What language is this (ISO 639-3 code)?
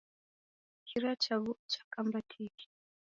dav